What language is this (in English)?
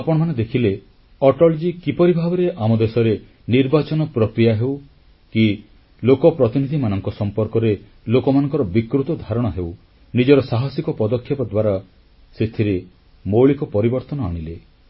Odia